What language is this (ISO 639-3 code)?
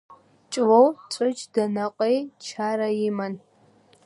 abk